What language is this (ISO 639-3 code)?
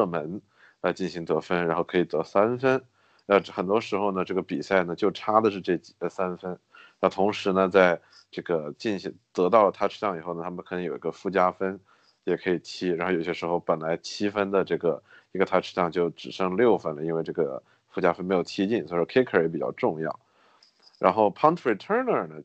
zho